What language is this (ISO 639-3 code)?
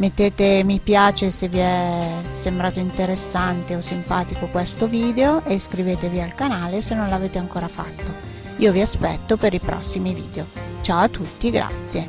ita